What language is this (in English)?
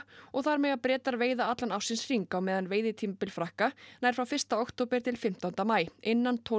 Icelandic